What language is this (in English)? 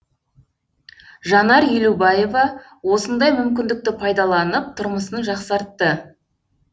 Kazakh